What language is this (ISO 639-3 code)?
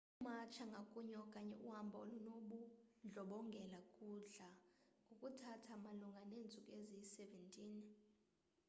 xho